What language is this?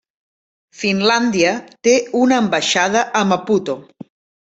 Catalan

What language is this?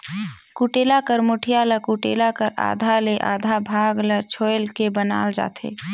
Chhattisgarhi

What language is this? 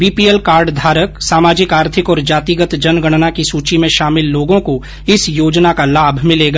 Hindi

